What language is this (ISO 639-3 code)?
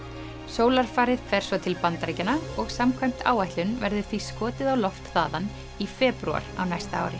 isl